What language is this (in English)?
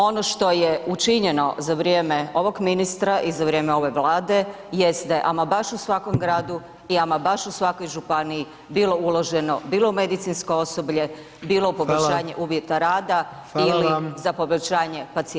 Croatian